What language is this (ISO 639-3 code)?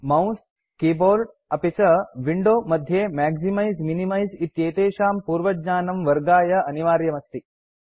san